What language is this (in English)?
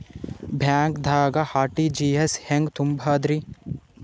Kannada